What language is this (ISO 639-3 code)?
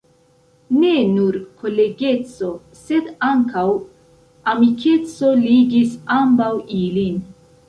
epo